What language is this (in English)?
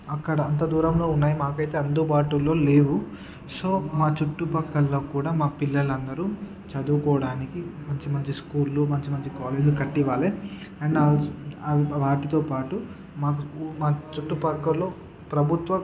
Telugu